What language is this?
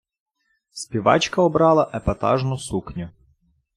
Ukrainian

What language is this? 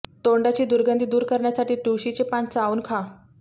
Marathi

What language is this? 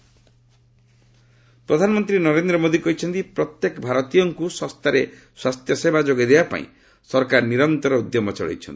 Odia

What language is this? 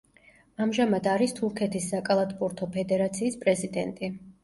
Georgian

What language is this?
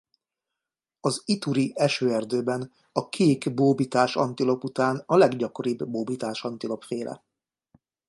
Hungarian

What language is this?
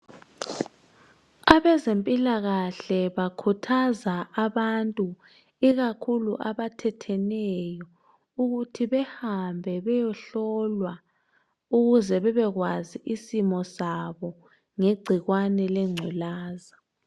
North Ndebele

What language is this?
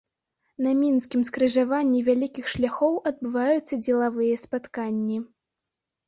Belarusian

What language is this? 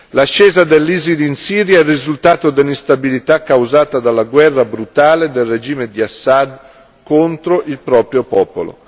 Italian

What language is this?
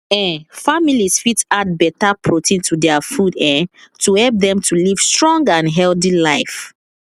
Nigerian Pidgin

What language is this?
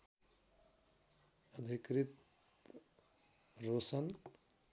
Nepali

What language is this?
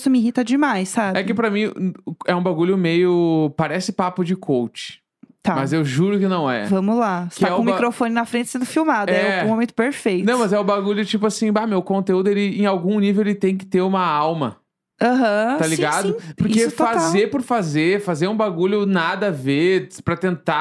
Portuguese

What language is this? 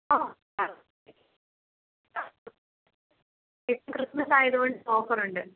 Malayalam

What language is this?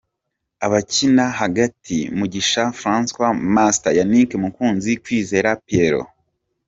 Kinyarwanda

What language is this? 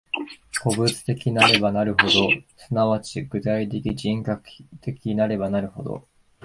Japanese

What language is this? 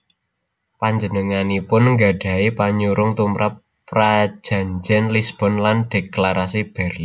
Javanese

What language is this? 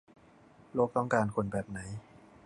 Thai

